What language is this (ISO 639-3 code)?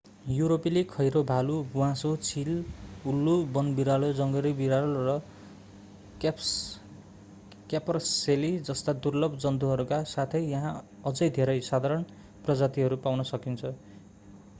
nep